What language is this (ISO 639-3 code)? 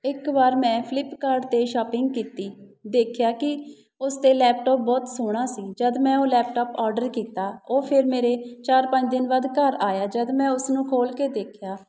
pan